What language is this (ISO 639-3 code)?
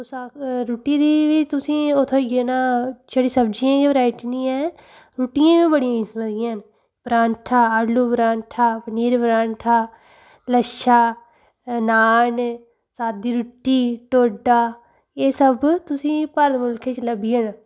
doi